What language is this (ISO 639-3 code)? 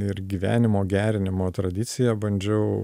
lit